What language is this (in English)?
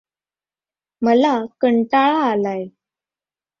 Marathi